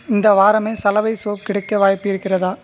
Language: Tamil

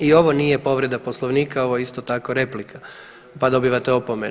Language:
Croatian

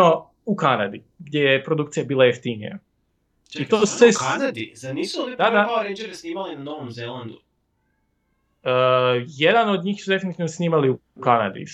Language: Croatian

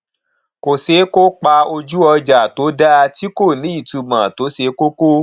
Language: Yoruba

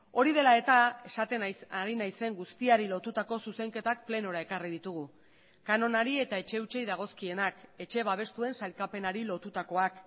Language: Basque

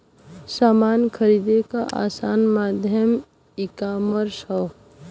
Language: Bhojpuri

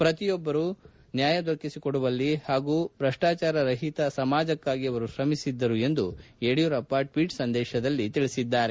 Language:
Kannada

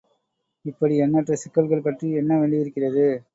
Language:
Tamil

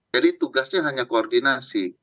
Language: Indonesian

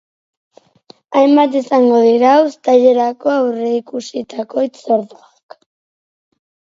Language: Basque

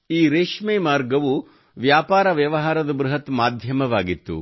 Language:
Kannada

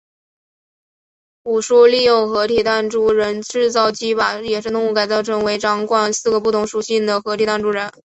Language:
Chinese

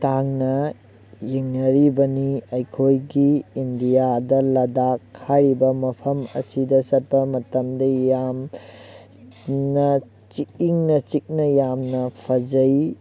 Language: Manipuri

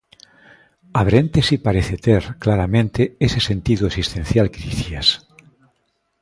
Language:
Galician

